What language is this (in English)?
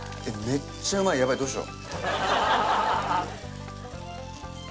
Japanese